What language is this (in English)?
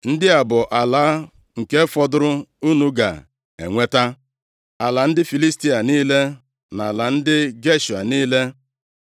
Igbo